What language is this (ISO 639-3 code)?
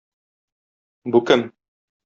tat